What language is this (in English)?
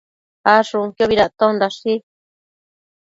Matsés